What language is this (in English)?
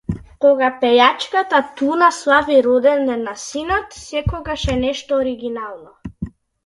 Macedonian